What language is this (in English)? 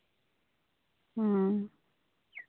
Santali